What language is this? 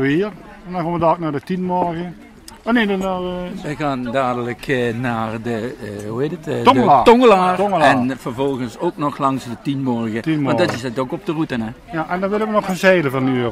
Dutch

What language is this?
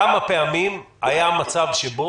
Hebrew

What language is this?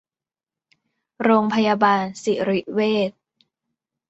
Thai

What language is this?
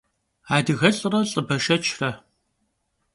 Kabardian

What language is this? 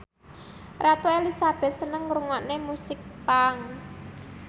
Javanese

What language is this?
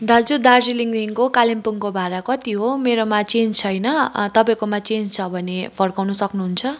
Nepali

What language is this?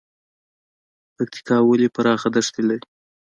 Pashto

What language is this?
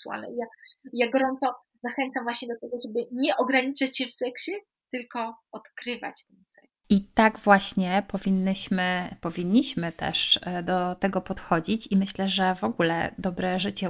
Polish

